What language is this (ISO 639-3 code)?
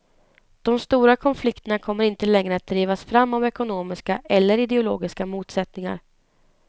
swe